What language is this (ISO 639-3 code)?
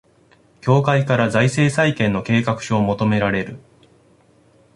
jpn